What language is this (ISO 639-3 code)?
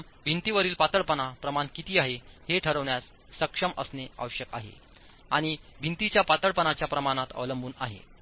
mar